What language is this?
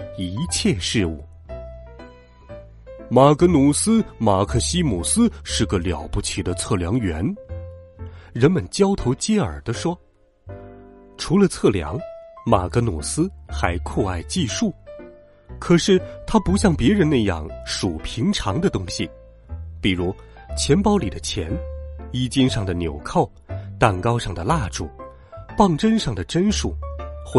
Chinese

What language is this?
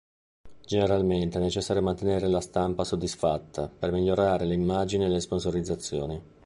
Italian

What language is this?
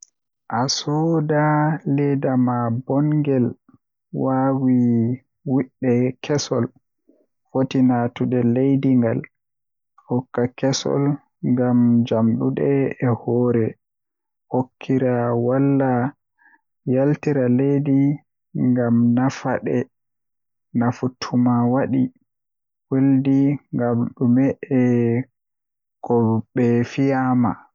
Western Niger Fulfulde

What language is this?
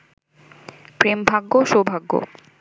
Bangla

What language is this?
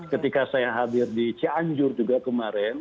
Indonesian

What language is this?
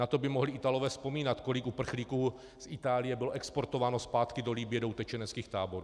Czech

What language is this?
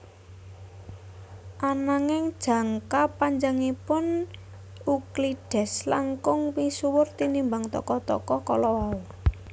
Javanese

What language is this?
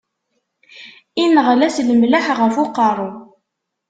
Kabyle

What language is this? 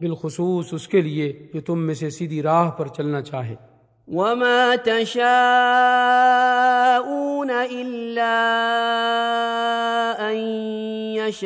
Urdu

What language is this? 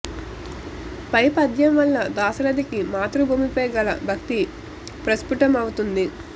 Telugu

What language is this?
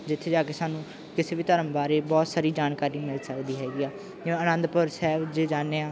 Punjabi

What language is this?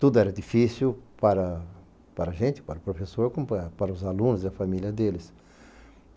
Portuguese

